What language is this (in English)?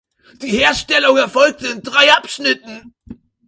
German